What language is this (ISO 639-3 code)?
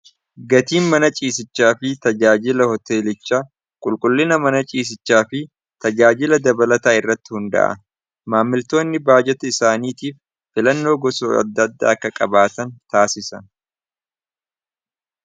orm